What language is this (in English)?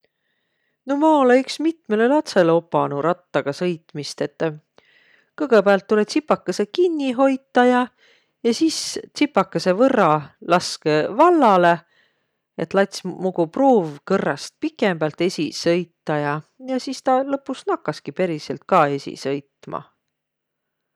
Võro